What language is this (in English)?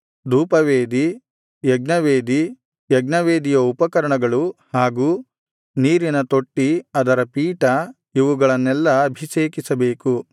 Kannada